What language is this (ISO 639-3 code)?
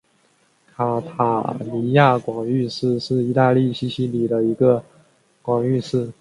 zho